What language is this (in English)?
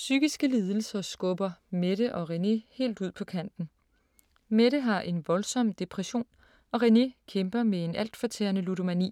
Danish